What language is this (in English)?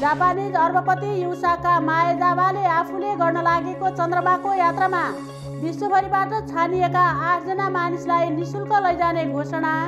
Hindi